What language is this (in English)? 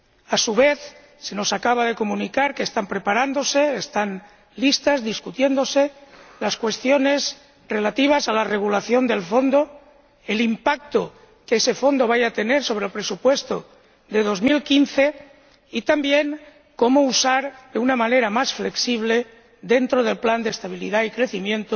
Spanish